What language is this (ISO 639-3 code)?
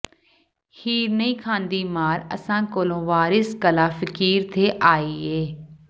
pan